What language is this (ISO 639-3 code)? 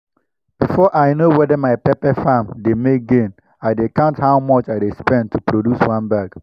pcm